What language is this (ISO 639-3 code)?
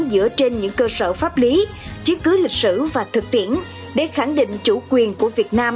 vie